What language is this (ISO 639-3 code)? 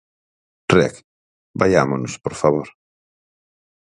glg